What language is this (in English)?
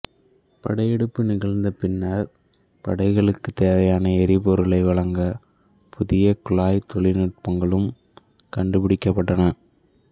Tamil